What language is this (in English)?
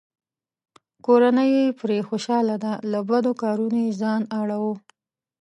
Pashto